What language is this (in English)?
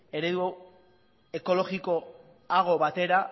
Basque